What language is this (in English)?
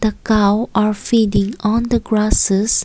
English